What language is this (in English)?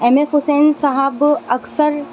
Urdu